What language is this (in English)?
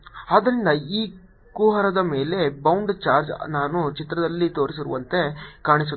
Kannada